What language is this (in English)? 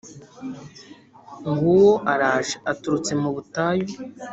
Kinyarwanda